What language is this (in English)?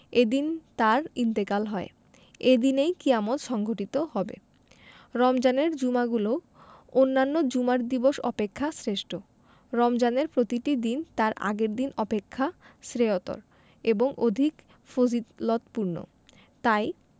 Bangla